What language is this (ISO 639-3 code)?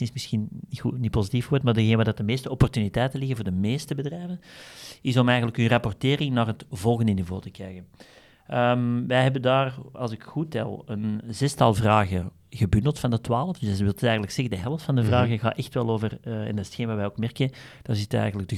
nld